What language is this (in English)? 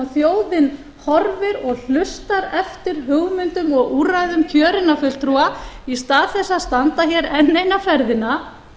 Icelandic